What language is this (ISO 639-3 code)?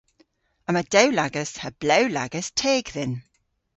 cor